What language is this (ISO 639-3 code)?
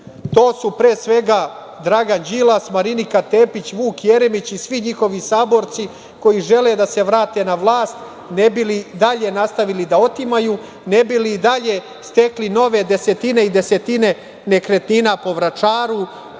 srp